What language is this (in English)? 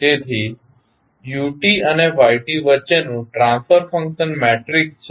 Gujarati